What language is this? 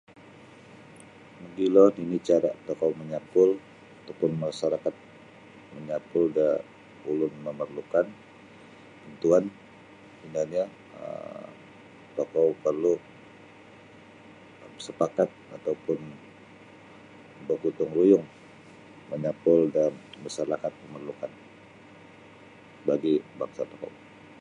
Sabah Bisaya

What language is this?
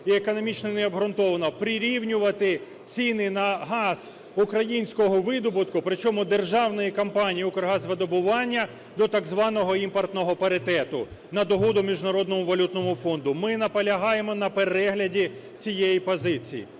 Ukrainian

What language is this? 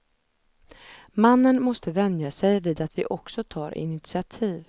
Swedish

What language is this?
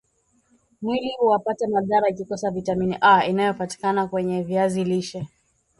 Swahili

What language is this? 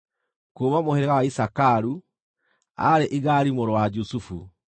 Kikuyu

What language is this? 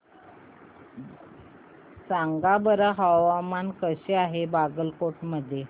Marathi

